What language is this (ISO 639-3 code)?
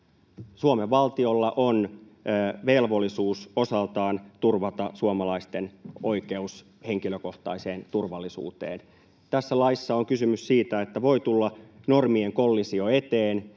fin